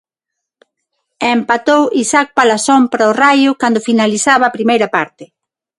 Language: Galician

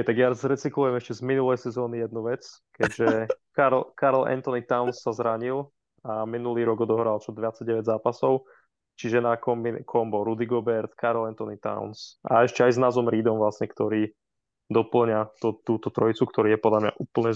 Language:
Slovak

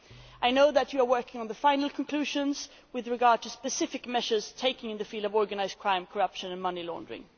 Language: English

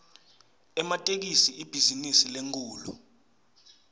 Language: Swati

